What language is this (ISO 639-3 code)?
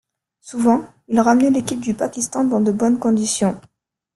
fra